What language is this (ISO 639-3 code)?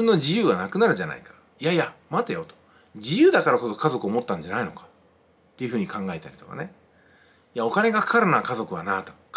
jpn